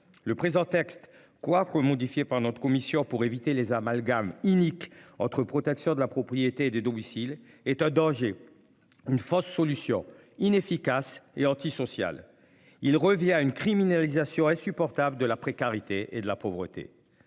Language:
French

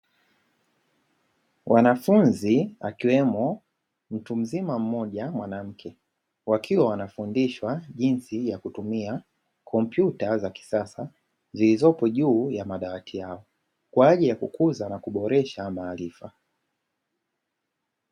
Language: Swahili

